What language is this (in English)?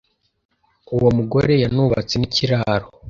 Kinyarwanda